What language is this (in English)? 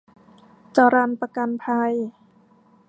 Thai